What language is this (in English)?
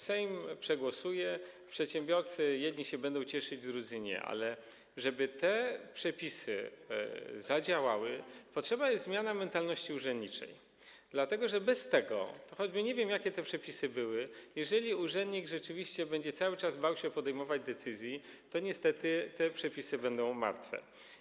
Polish